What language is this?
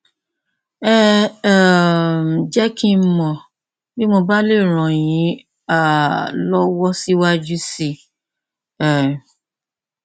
Yoruba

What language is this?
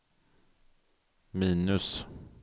Swedish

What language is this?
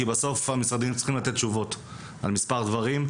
Hebrew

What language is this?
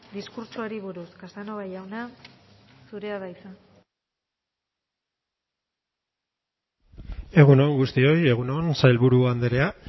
Basque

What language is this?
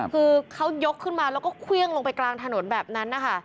Thai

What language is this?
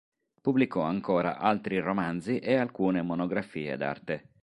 Italian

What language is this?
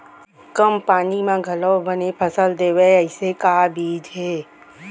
Chhattisgarhi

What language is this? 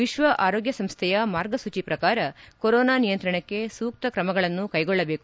Kannada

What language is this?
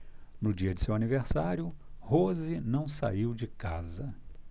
Portuguese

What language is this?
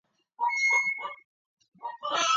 Georgian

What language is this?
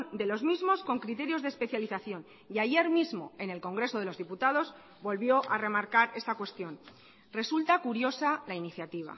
Spanish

